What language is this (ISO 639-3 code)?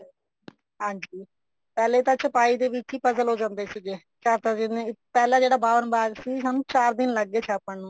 pan